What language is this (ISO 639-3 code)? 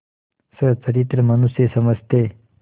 hin